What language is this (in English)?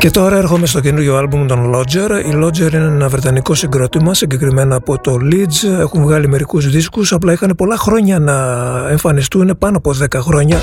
Greek